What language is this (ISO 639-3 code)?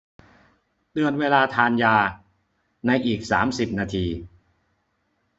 tha